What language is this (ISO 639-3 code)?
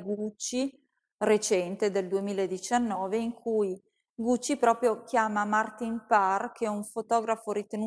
ita